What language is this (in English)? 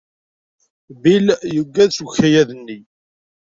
Kabyle